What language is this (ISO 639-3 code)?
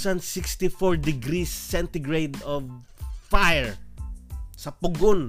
fil